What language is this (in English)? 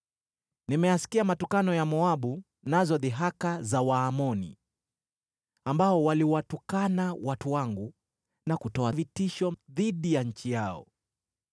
Swahili